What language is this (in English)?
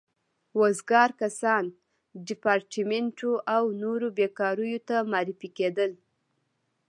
Pashto